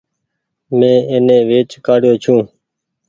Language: Goaria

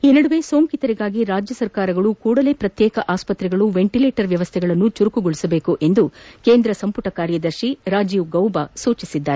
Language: Kannada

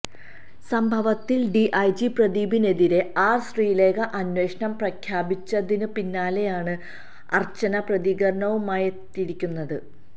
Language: Malayalam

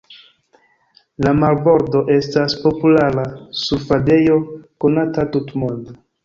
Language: Esperanto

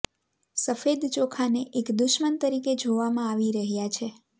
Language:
Gujarati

